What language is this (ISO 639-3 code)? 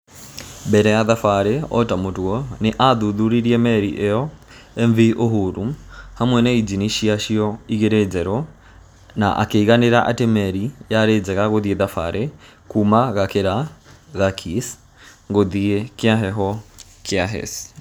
kik